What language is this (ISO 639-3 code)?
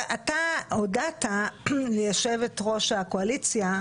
heb